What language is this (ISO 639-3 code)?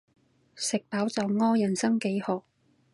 yue